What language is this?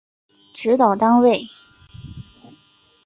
Chinese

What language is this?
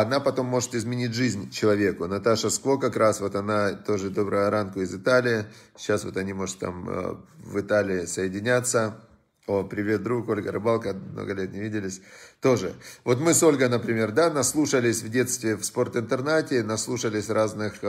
Russian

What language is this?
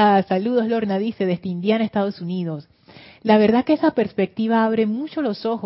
Spanish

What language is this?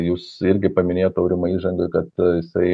Lithuanian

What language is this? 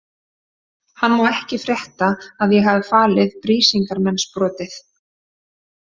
Icelandic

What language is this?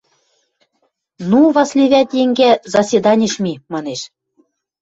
Western Mari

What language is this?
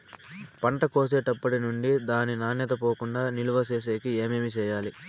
Telugu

